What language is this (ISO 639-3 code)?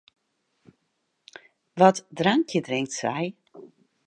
fry